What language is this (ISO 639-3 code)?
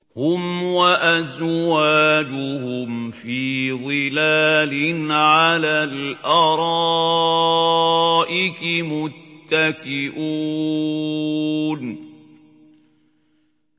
ara